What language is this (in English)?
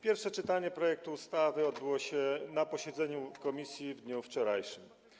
Polish